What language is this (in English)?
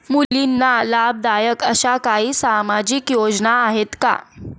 Marathi